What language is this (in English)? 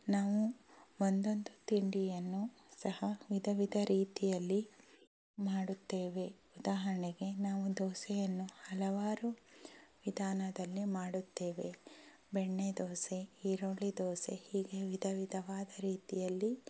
Kannada